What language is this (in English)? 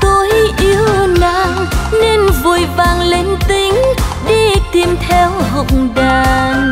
Vietnamese